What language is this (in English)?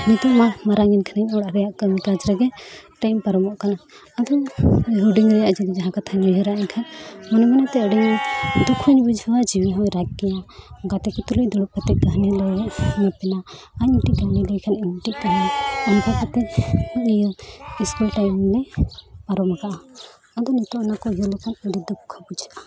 Santali